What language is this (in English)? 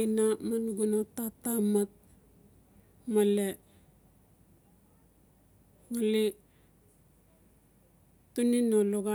Notsi